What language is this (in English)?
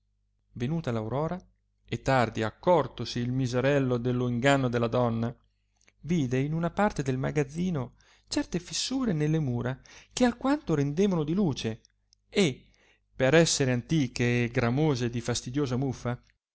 Italian